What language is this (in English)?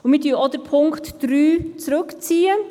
Swiss German